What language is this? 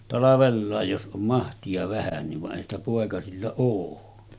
Finnish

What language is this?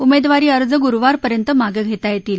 Marathi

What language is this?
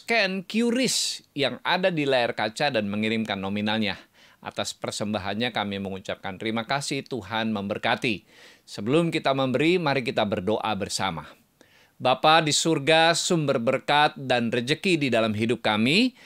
Indonesian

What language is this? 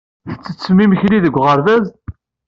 Kabyle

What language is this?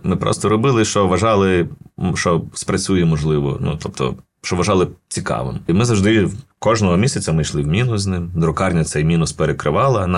Ukrainian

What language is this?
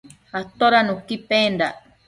Matsés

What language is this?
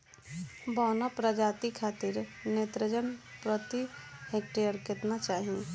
Bhojpuri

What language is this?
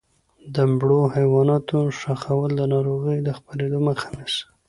Pashto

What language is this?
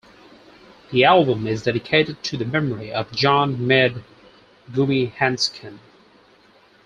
English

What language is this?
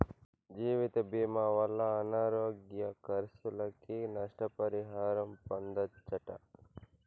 Telugu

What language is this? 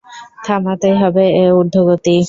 Bangla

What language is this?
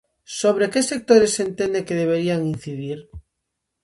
Galician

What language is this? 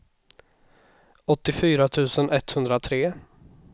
Swedish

